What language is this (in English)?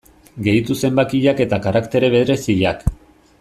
Basque